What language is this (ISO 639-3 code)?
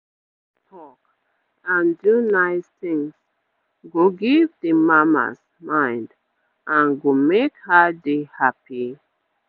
pcm